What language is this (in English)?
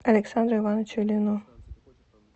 Russian